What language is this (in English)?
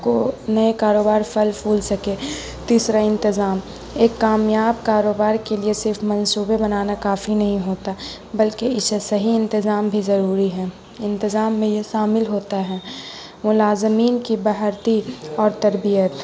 Urdu